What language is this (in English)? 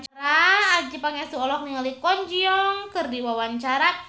Sundanese